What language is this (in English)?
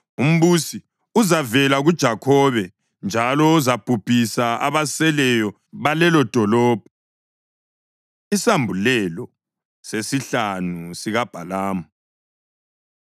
North Ndebele